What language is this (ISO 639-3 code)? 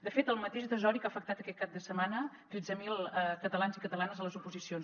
cat